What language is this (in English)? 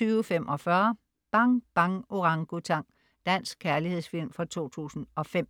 Danish